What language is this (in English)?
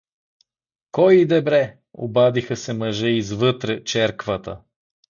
Bulgarian